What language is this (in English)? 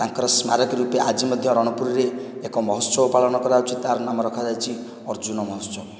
Odia